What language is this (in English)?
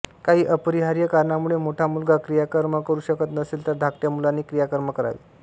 Marathi